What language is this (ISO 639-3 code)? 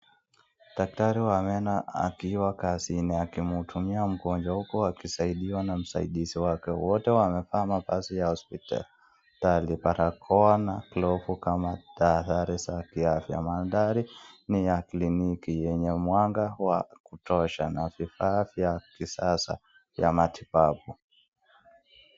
swa